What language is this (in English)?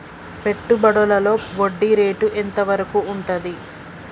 Telugu